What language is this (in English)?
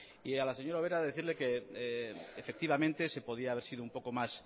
Spanish